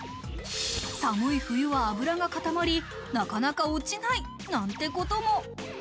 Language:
Japanese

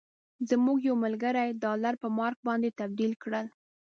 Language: Pashto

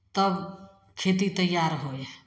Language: Maithili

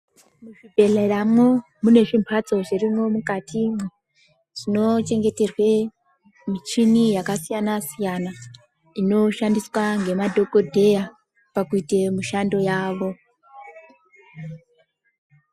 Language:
Ndau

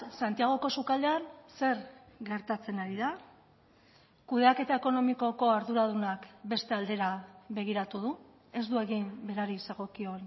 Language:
Basque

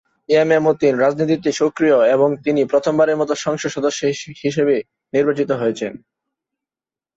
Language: Bangla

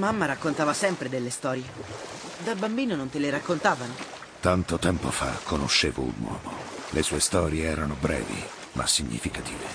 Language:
Italian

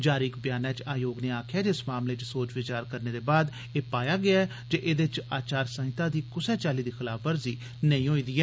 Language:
Dogri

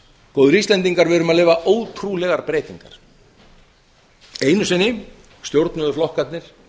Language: Icelandic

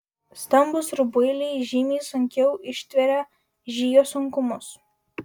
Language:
Lithuanian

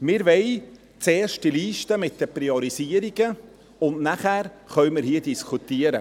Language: Swiss German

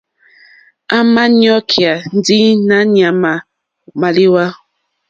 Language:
Mokpwe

